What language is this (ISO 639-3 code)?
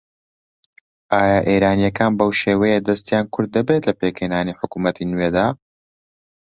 ckb